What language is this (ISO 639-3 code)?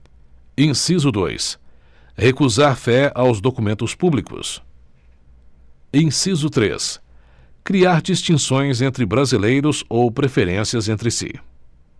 por